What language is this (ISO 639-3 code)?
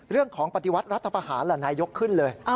tha